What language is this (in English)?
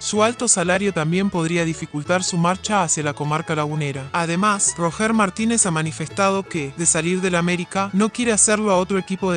Spanish